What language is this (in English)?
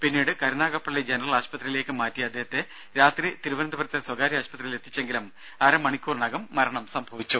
Malayalam